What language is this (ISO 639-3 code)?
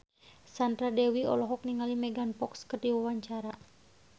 sun